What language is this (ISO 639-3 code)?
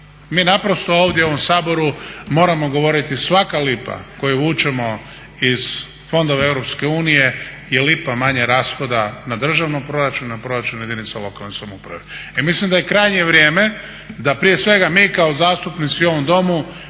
hrv